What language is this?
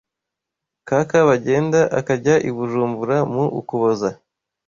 Kinyarwanda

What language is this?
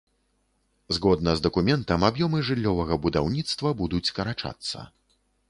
Belarusian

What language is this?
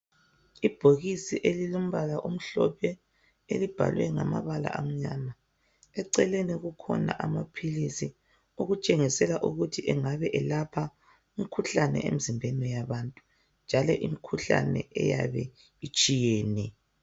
North Ndebele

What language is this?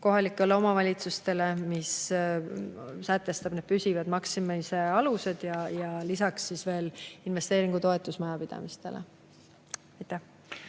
Estonian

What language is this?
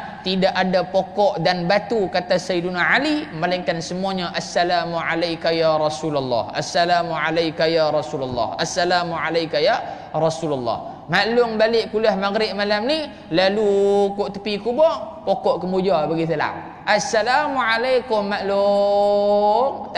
Malay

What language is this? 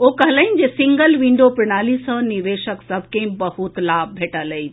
Maithili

